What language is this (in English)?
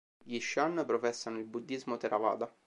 Italian